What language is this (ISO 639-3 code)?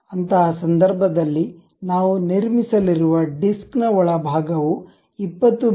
kan